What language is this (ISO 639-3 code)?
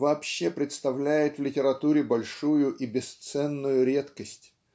rus